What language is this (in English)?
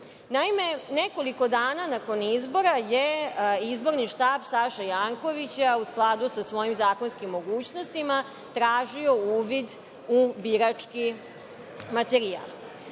Serbian